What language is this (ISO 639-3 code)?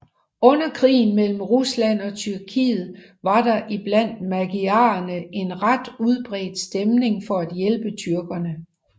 dan